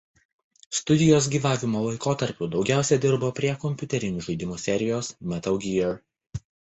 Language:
Lithuanian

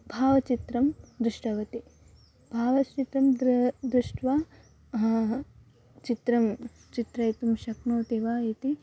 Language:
Sanskrit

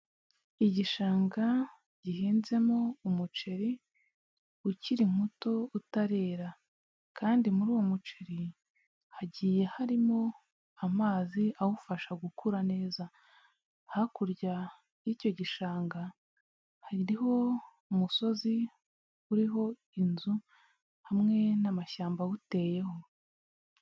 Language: Kinyarwanda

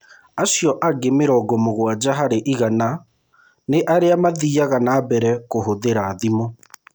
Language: Kikuyu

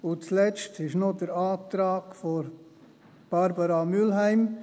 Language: Swiss German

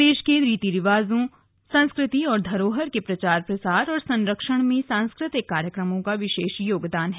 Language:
Hindi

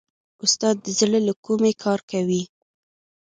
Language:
Pashto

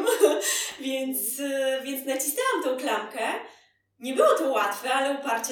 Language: Polish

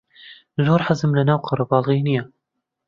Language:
Central Kurdish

